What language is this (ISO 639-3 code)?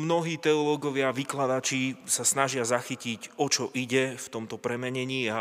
slk